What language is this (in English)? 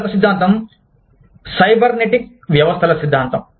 Telugu